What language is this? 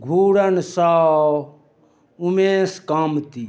Maithili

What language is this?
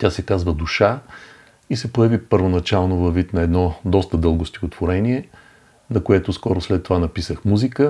Bulgarian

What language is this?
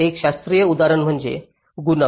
Marathi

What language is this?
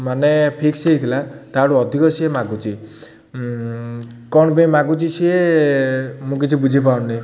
Odia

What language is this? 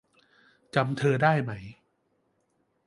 Thai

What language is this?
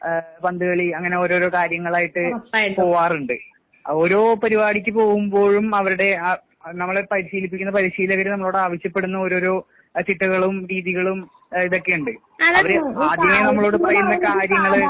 Malayalam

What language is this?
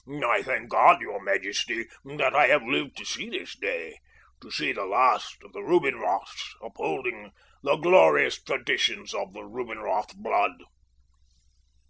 English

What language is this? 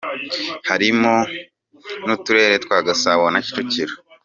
Kinyarwanda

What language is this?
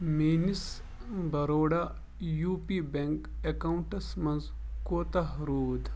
Kashmiri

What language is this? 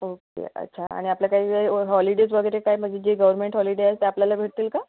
Marathi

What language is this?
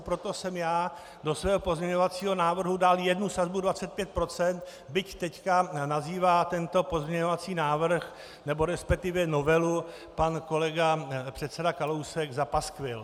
Czech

